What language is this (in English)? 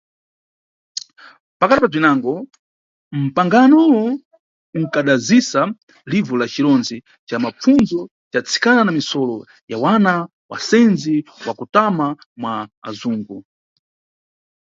Nyungwe